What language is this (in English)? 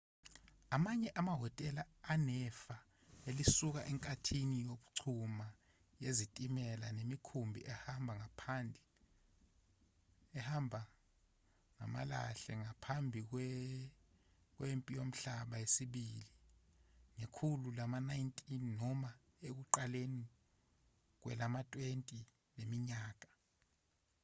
Zulu